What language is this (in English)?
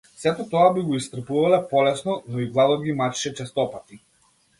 Macedonian